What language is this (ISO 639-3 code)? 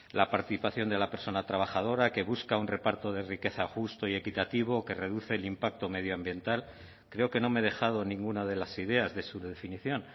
spa